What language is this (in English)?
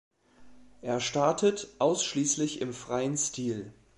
German